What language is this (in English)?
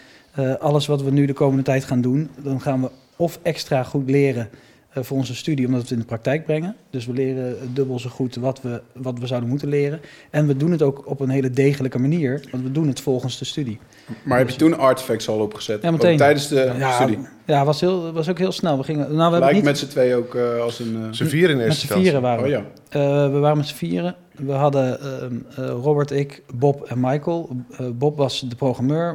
Dutch